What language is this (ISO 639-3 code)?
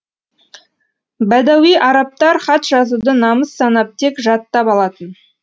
kaz